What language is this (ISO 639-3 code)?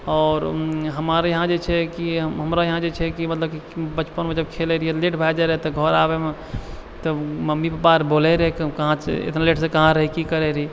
mai